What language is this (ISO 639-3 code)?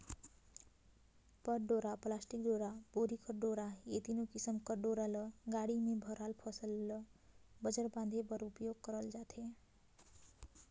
hne